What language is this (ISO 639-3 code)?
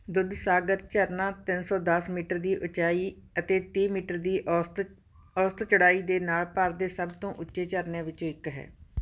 pan